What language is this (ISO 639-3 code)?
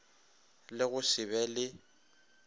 nso